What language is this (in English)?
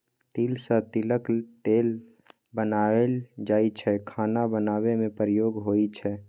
Maithili